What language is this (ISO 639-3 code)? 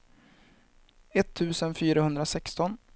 swe